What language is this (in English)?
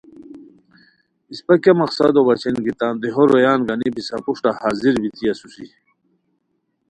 Khowar